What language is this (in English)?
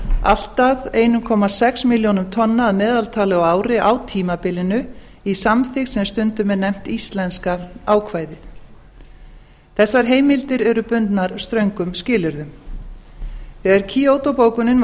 Icelandic